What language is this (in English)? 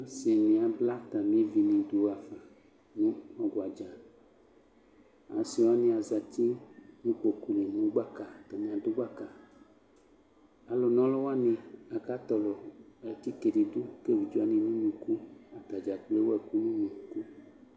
Ikposo